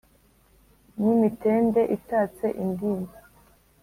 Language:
Kinyarwanda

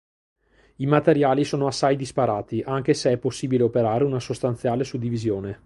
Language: Italian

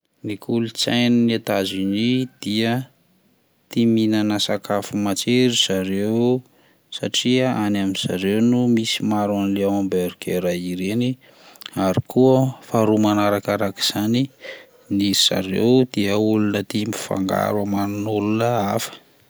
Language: Malagasy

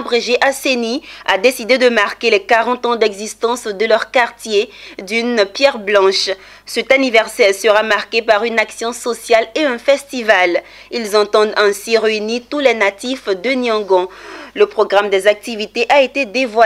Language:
French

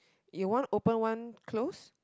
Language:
English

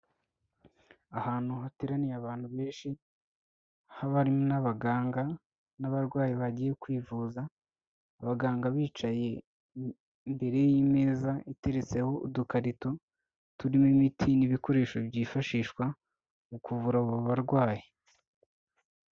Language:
Kinyarwanda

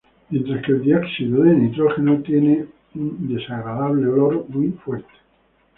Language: Spanish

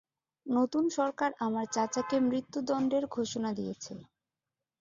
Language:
Bangla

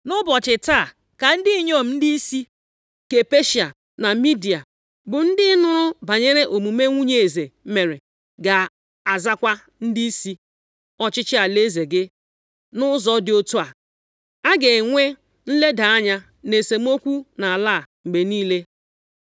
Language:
Igbo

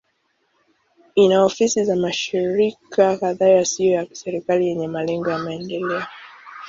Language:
Swahili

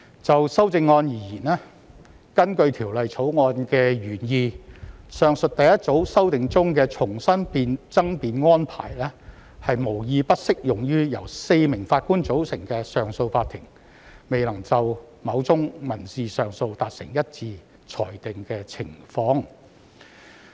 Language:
Cantonese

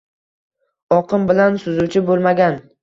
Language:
Uzbek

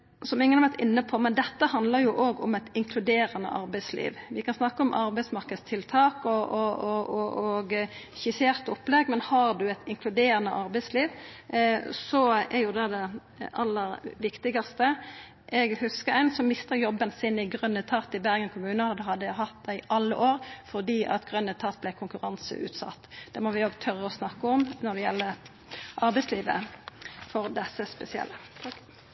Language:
Norwegian Nynorsk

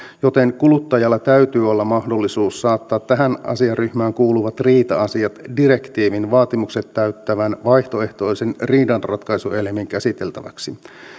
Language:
Finnish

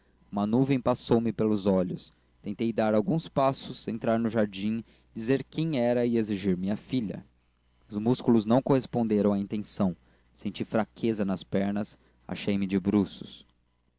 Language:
Portuguese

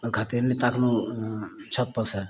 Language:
Maithili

